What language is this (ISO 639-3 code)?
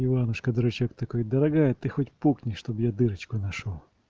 rus